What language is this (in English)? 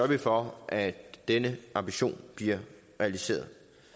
Danish